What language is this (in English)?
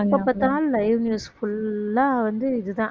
Tamil